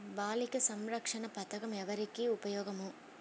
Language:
Telugu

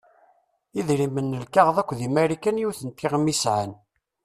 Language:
Kabyle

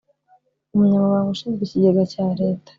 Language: Kinyarwanda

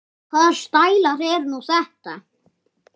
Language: Icelandic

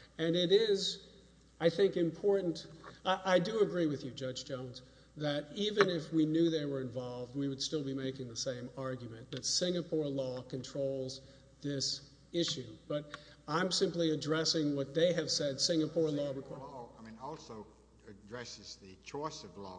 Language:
English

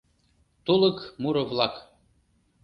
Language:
Mari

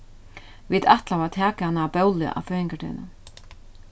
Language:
Faroese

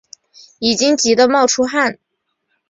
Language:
Chinese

